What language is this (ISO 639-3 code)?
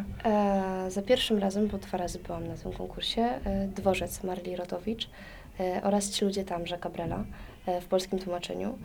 pol